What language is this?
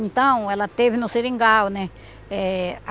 Portuguese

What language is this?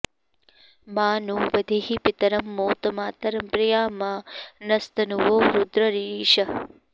Sanskrit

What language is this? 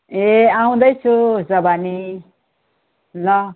Nepali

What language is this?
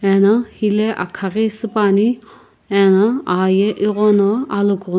Sumi Naga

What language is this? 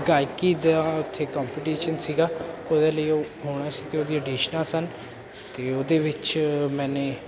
Punjabi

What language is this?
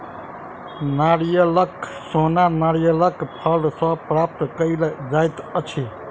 Maithili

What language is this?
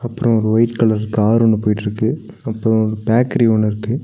Tamil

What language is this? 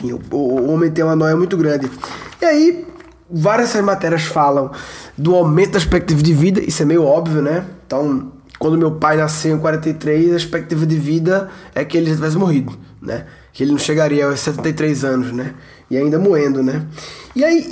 Portuguese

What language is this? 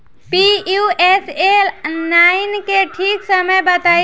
Bhojpuri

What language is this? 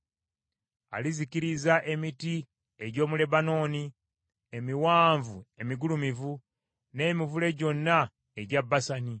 Ganda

